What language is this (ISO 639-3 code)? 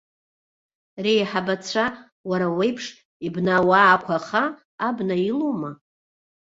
abk